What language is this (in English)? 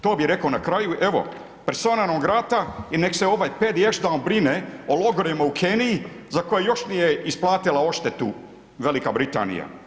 Croatian